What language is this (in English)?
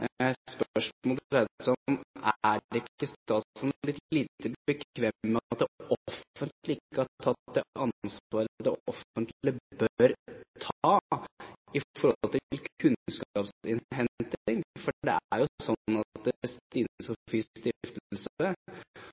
Norwegian Bokmål